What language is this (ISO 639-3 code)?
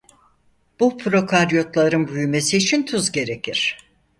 tur